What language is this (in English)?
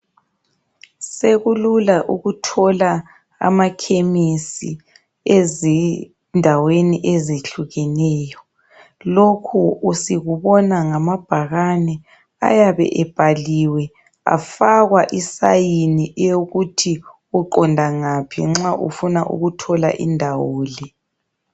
North Ndebele